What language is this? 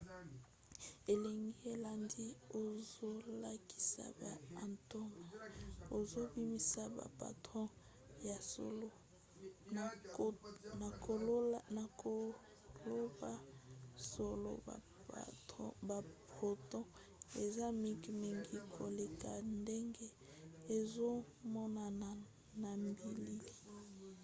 Lingala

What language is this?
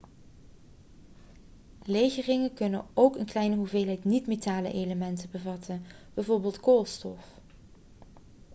Dutch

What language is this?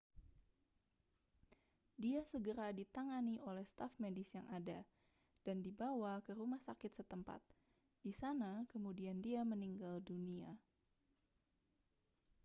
Indonesian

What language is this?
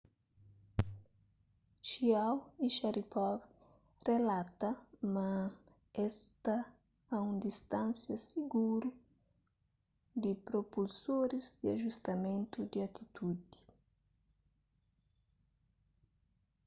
Kabuverdianu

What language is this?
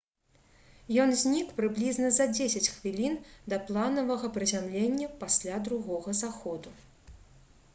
Belarusian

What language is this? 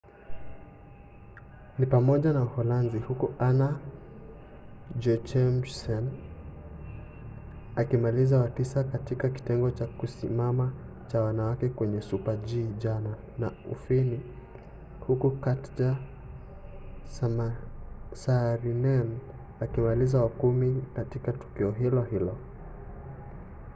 Swahili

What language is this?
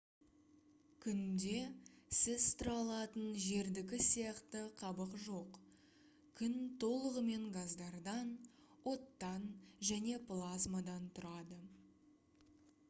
Kazakh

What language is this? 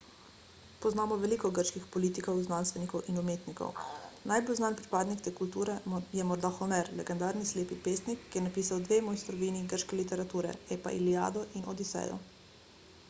Slovenian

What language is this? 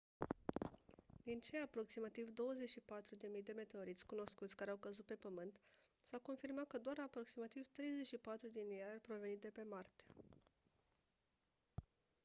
Romanian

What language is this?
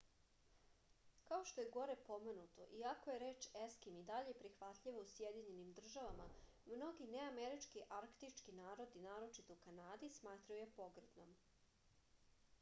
Serbian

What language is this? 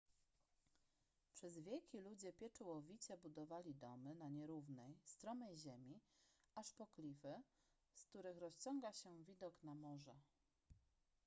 Polish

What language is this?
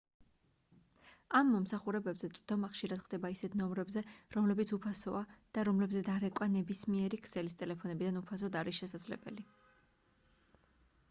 Georgian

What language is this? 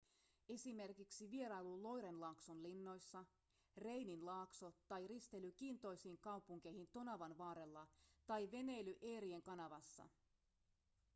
Finnish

